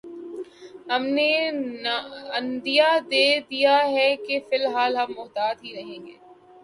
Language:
Urdu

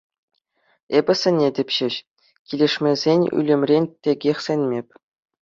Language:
Chuvash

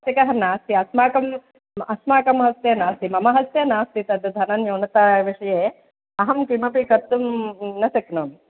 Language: Sanskrit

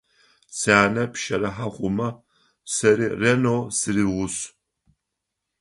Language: Adyghe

